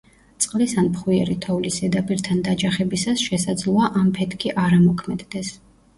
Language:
Georgian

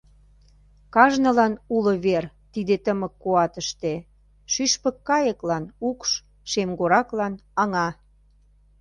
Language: Mari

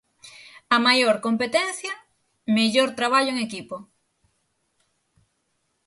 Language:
Galician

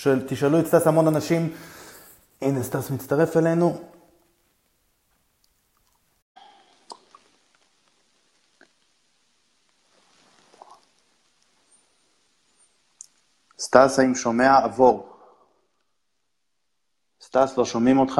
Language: Hebrew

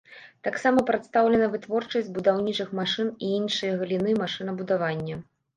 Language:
Belarusian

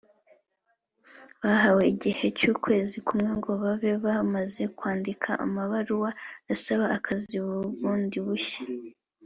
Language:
Kinyarwanda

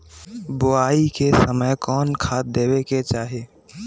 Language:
Magahi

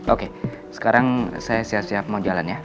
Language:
Indonesian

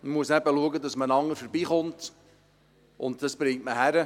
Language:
Swiss German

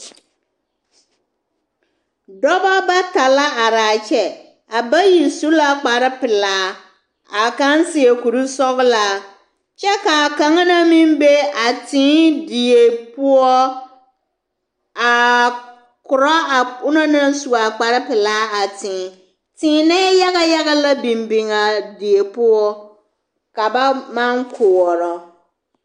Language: Southern Dagaare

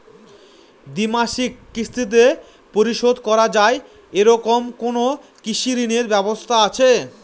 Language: Bangla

